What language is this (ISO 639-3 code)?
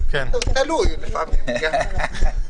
heb